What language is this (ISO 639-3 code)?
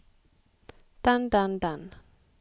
nor